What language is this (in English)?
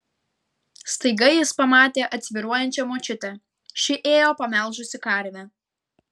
Lithuanian